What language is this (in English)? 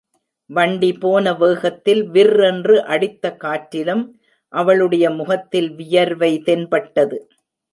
Tamil